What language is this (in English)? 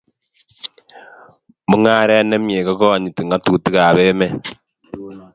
Kalenjin